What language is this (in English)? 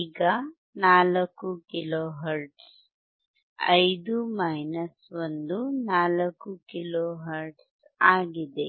Kannada